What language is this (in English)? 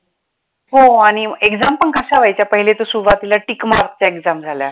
Marathi